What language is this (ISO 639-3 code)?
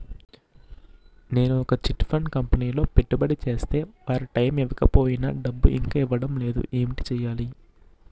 tel